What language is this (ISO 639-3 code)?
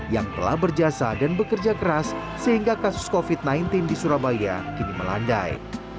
ind